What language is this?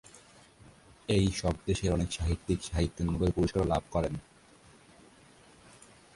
Bangla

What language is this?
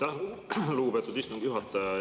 Estonian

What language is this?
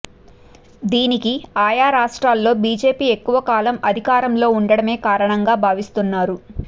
Telugu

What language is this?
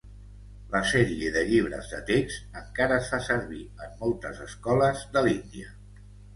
Catalan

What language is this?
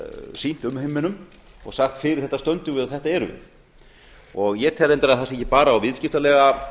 Icelandic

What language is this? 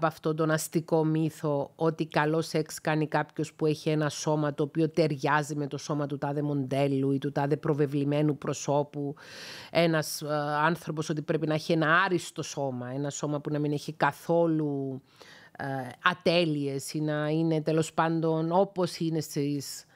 Greek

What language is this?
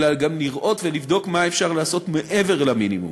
Hebrew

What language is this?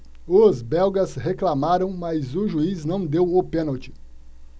Portuguese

